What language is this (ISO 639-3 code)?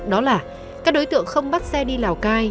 vie